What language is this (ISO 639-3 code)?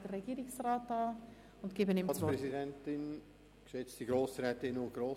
gsw